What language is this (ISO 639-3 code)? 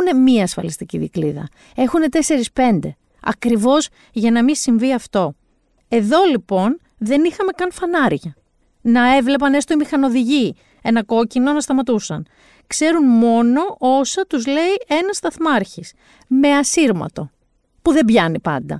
ell